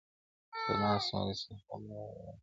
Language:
Pashto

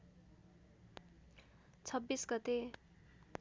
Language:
Nepali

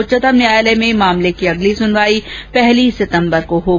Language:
Hindi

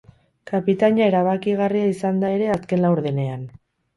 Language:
Basque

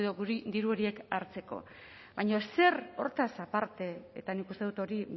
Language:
Basque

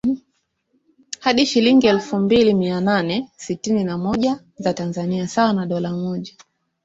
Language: Swahili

